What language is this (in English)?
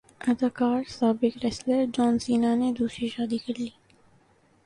Urdu